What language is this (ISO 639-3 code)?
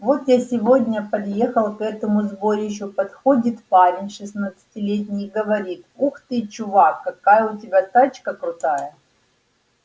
rus